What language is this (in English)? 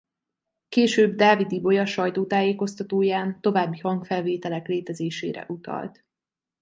Hungarian